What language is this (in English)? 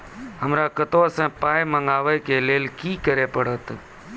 Maithili